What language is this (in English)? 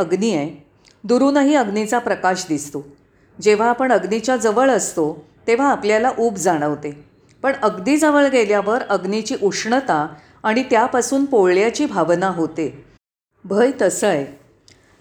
Marathi